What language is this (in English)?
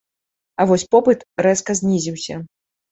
Belarusian